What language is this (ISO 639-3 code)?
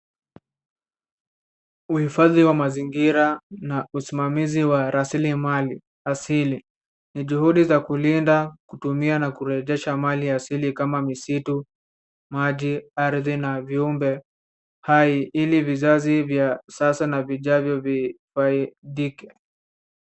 swa